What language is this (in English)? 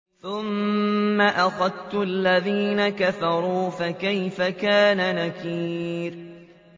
Arabic